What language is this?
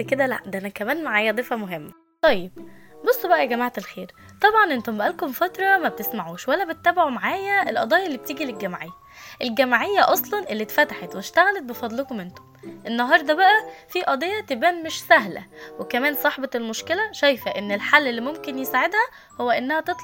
Arabic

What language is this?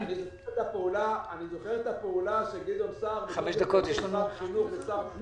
Hebrew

